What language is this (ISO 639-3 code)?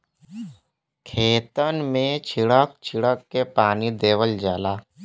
bho